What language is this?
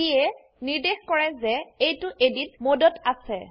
Assamese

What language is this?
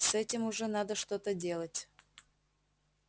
Russian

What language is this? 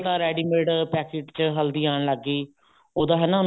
Punjabi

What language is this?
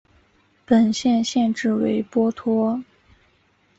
Chinese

